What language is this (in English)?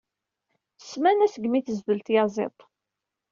Kabyle